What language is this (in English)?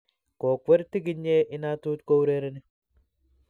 Kalenjin